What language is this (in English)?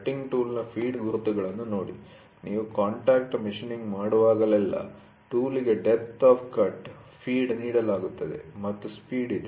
Kannada